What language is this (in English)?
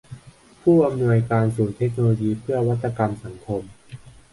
Thai